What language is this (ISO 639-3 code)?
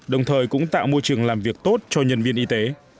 vie